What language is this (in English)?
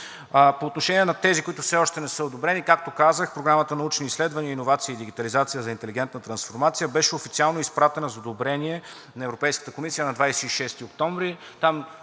Bulgarian